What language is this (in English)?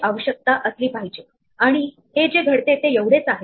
Marathi